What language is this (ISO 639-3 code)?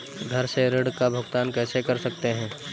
hin